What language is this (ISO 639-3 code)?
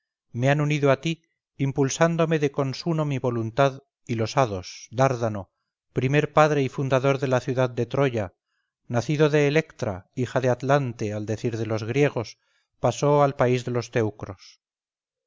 spa